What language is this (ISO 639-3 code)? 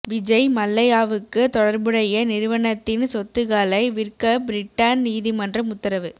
tam